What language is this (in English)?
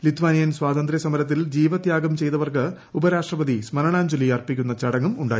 Malayalam